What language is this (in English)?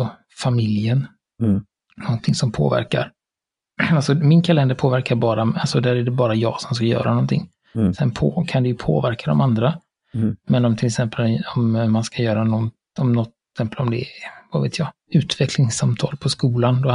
Swedish